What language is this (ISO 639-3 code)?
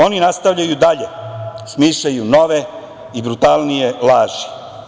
srp